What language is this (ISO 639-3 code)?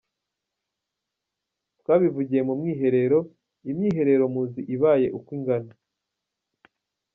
kin